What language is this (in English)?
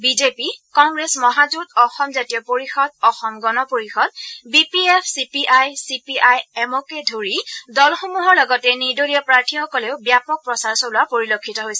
Assamese